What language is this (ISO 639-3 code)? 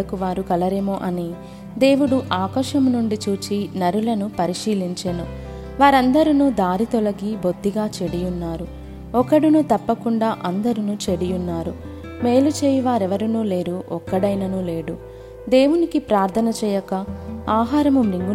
tel